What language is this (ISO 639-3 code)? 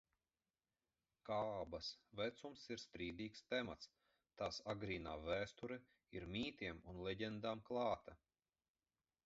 lav